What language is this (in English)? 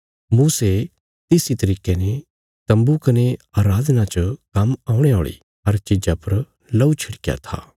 Bilaspuri